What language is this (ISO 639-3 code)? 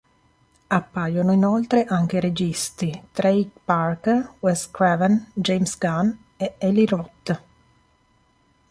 ita